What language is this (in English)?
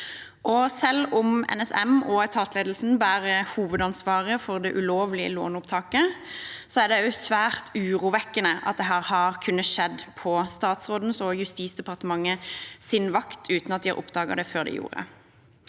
Norwegian